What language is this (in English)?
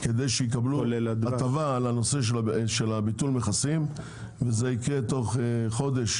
Hebrew